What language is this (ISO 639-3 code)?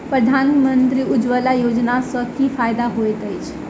mai